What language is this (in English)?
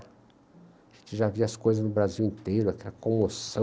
Portuguese